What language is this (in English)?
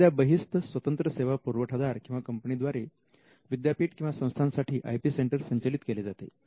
Marathi